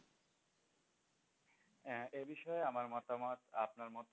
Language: Bangla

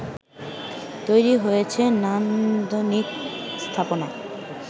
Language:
Bangla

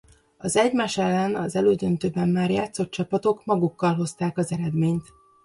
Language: Hungarian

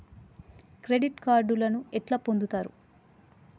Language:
Telugu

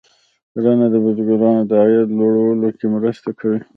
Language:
Pashto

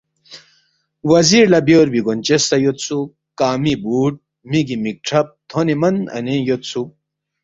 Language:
Balti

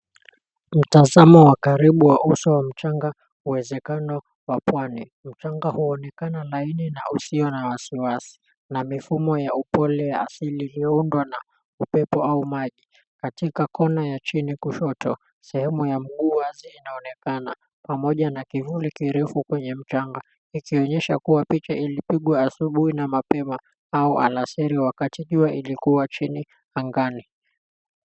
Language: Swahili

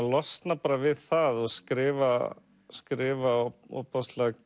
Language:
Icelandic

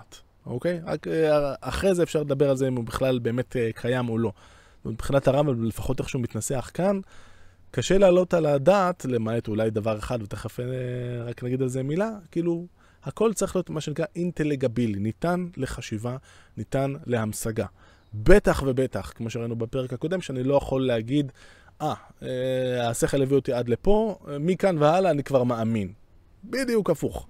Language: Hebrew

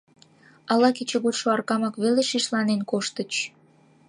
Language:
Mari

